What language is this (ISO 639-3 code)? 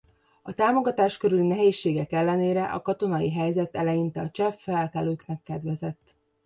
hun